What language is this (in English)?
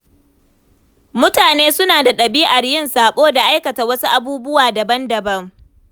Hausa